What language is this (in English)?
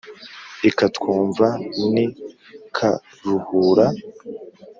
Kinyarwanda